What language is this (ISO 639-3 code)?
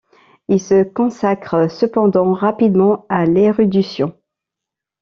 fra